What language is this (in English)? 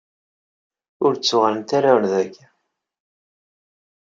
Kabyle